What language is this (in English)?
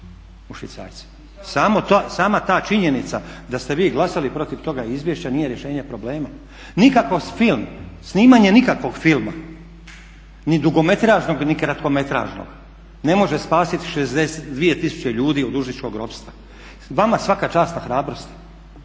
Croatian